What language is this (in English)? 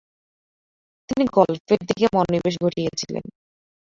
Bangla